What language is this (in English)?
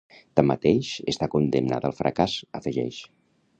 Catalan